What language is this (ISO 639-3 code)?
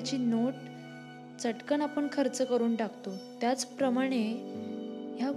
mar